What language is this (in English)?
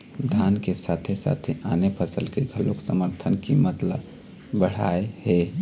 Chhattisgarhi